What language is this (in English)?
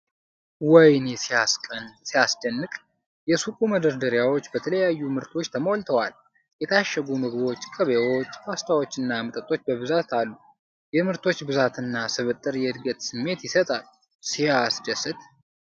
Amharic